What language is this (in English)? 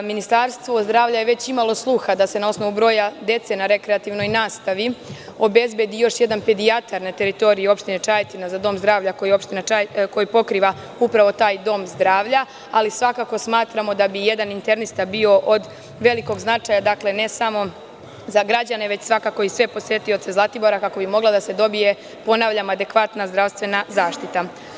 Serbian